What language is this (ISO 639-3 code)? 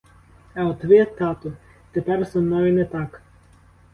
ukr